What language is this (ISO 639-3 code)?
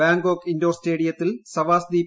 mal